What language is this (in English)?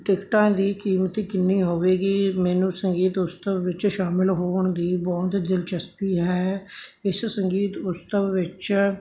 Punjabi